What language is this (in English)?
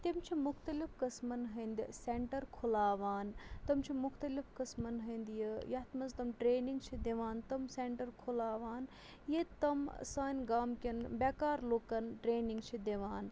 Kashmiri